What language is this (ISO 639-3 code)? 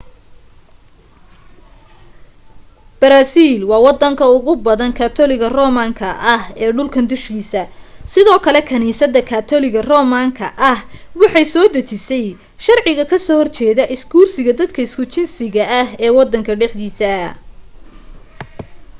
som